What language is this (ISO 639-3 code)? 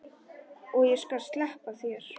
isl